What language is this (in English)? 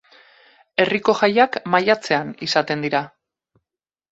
Basque